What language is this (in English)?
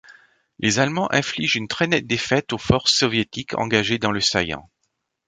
French